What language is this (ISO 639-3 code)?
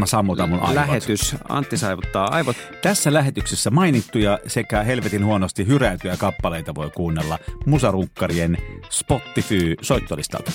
fin